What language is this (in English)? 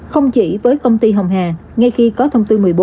Vietnamese